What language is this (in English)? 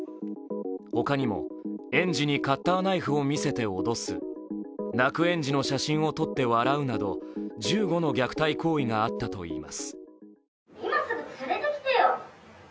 Japanese